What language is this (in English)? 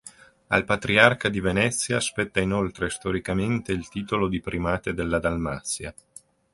Italian